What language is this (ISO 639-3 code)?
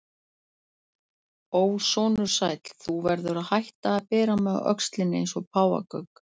isl